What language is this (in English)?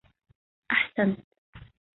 Arabic